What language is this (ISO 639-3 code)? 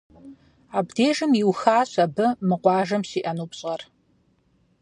kbd